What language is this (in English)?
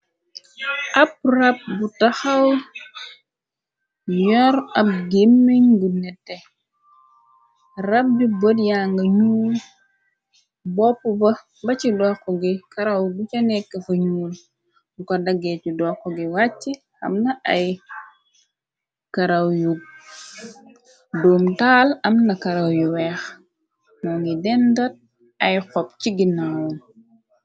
Wolof